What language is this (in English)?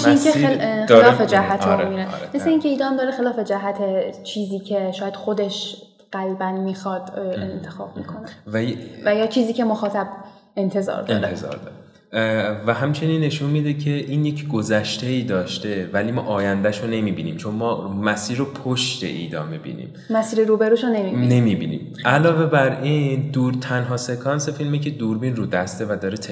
Persian